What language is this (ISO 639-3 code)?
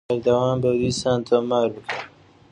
ckb